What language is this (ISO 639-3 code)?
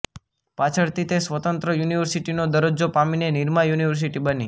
guj